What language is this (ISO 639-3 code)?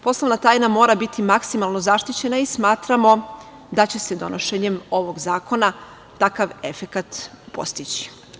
srp